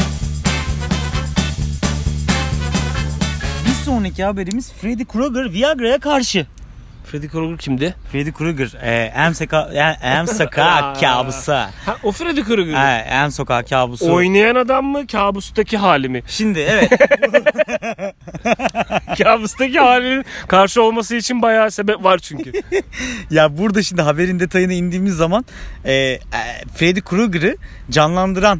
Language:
Turkish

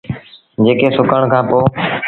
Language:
Sindhi Bhil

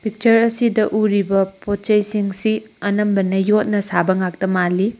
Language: Manipuri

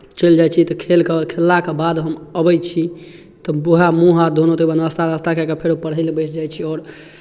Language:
Maithili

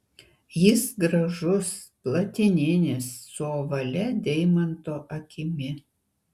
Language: Lithuanian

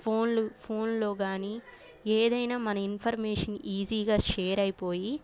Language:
Telugu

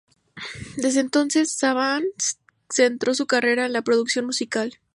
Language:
Spanish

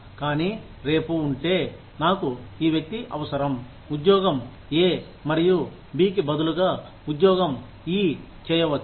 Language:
Telugu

